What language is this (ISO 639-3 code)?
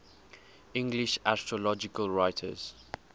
eng